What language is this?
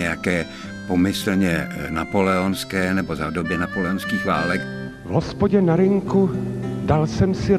Czech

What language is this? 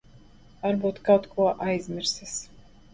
Latvian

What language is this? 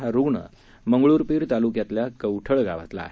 Marathi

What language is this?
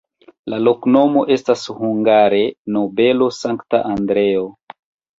Esperanto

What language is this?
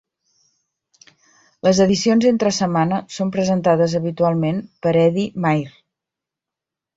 Catalan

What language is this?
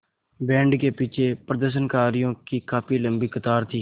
Hindi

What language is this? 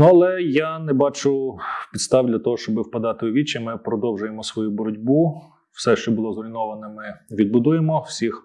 Ukrainian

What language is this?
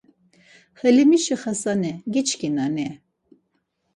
Laz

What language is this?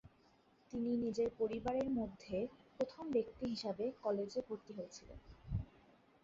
Bangla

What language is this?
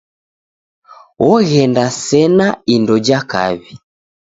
Taita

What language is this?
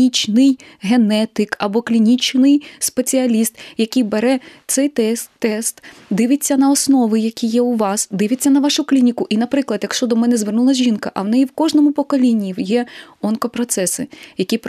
Ukrainian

